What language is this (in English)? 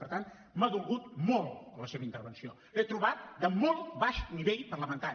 Catalan